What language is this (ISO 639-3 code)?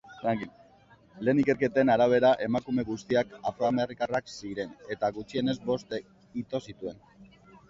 eus